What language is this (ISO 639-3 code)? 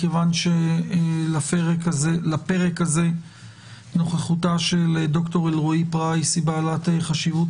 heb